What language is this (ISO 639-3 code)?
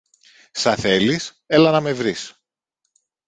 ell